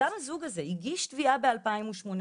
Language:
Hebrew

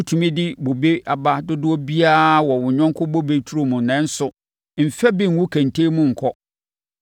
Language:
Akan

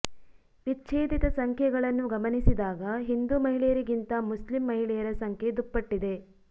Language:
Kannada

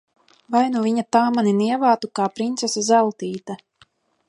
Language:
Latvian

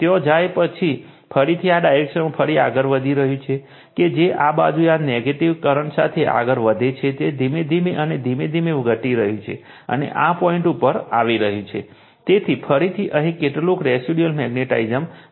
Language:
Gujarati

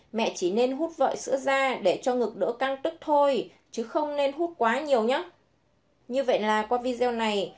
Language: Vietnamese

